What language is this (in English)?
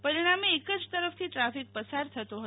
Gujarati